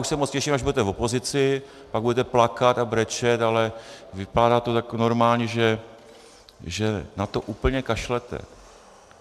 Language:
Czech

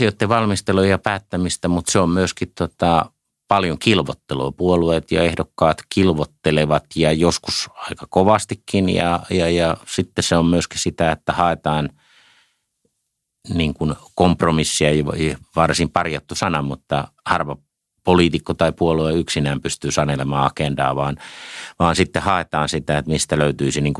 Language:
Finnish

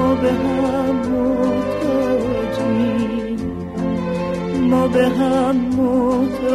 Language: Persian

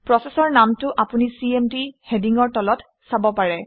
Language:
Assamese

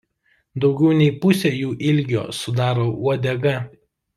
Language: Lithuanian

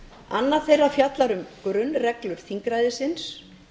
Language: Icelandic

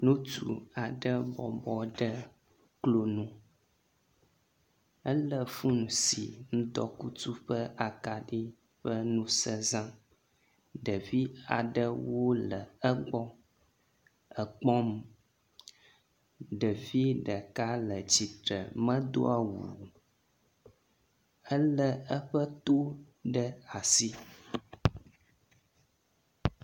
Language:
Ewe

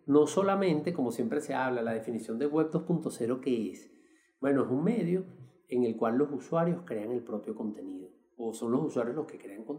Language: Spanish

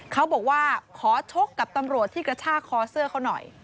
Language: Thai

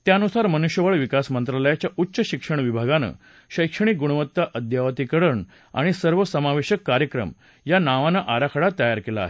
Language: Marathi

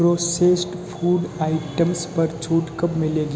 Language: Hindi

